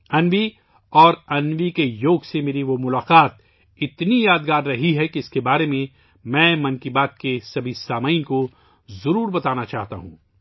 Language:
Urdu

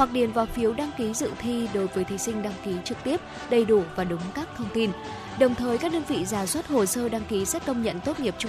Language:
Vietnamese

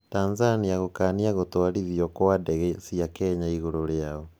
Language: Kikuyu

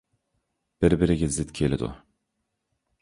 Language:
Uyghur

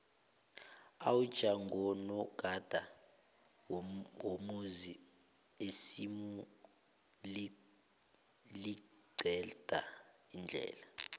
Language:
South Ndebele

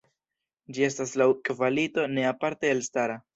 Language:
Esperanto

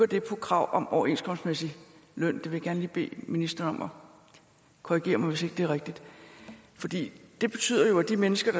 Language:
Danish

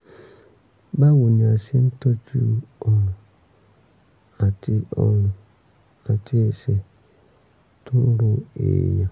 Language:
Yoruba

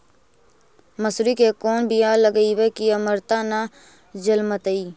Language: Magahi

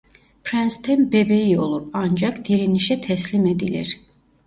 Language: Turkish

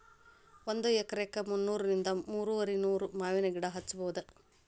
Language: Kannada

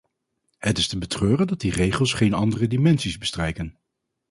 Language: Dutch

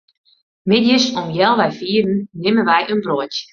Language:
Western Frisian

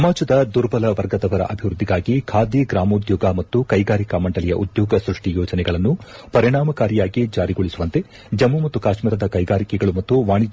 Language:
Kannada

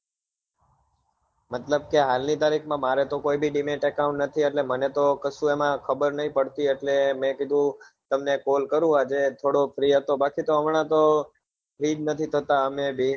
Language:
Gujarati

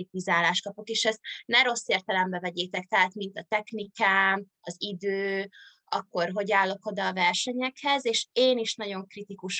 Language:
Hungarian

